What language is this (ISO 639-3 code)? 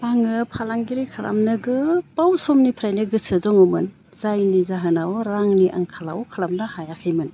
brx